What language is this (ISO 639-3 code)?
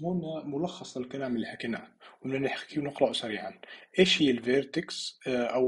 ara